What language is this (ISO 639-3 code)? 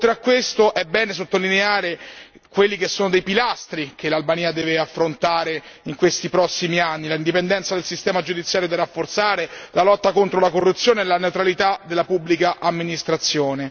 ita